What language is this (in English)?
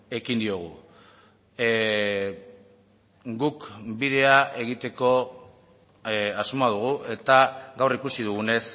Basque